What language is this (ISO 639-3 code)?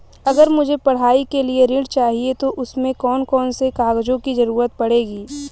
hin